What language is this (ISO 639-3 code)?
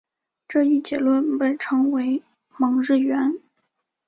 zho